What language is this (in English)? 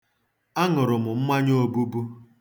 Igbo